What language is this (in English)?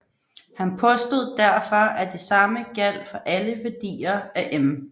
Danish